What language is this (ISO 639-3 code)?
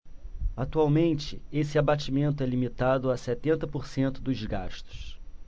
por